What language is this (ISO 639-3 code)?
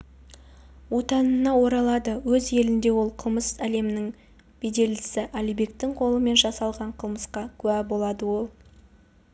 kaz